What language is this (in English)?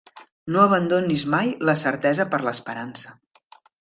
Catalan